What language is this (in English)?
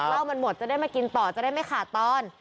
Thai